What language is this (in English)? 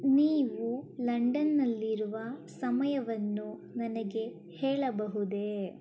Kannada